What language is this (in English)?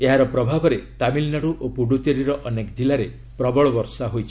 Odia